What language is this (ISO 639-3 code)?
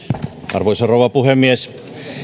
fin